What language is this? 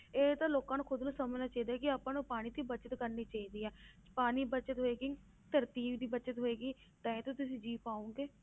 Punjabi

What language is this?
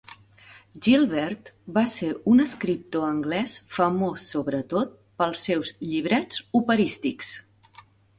Catalan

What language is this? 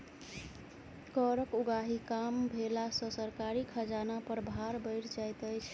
Maithili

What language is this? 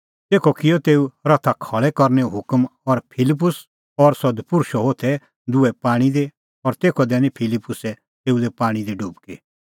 Kullu Pahari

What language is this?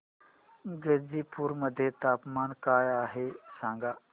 Marathi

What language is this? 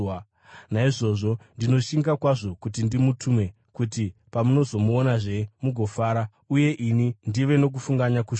Shona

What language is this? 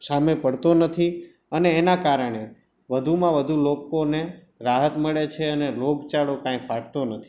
Gujarati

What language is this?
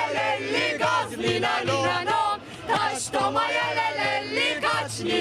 Turkish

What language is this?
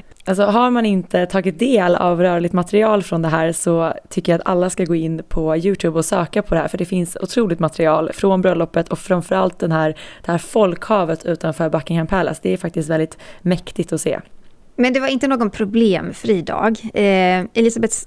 Swedish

